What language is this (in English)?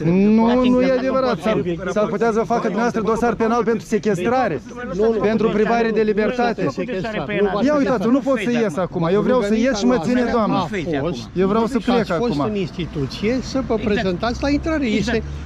Romanian